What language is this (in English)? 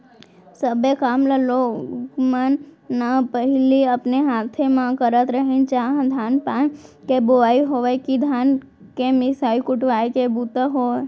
Chhattisgarhi